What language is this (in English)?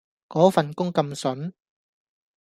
Cantonese